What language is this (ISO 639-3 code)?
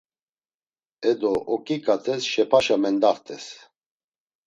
lzz